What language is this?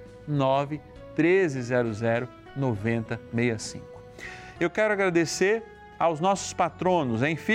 Portuguese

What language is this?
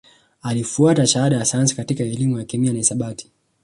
Swahili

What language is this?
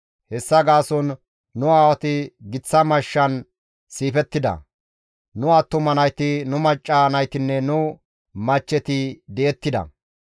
Gamo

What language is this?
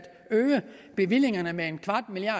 Danish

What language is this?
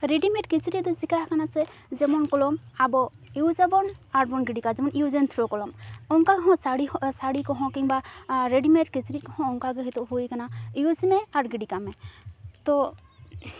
Santali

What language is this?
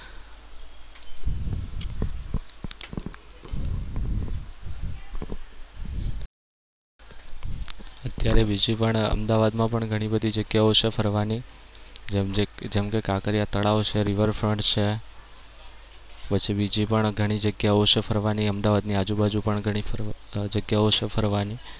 Gujarati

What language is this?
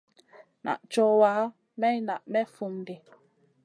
Masana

